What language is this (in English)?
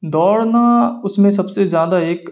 Urdu